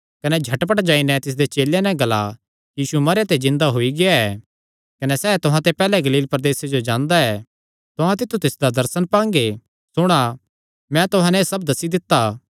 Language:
Kangri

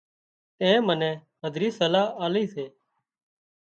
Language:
Wadiyara Koli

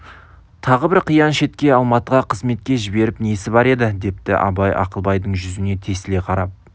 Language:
Kazakh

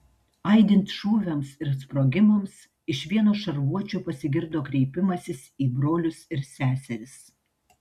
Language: Lithuanian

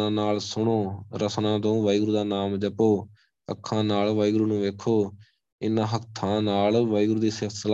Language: Punjabi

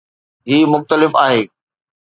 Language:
Sindhi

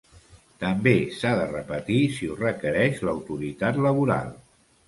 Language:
Catalan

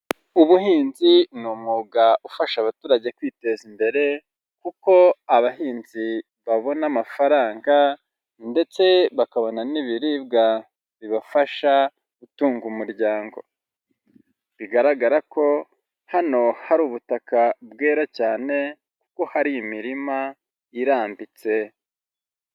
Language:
Kinyarwanda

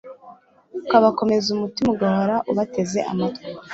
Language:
Kinyarwanda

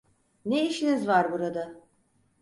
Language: Turkish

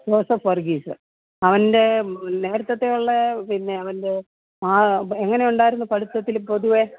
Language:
Malayalam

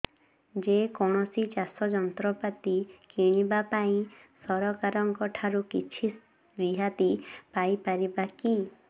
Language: Odia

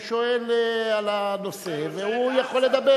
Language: Hebrew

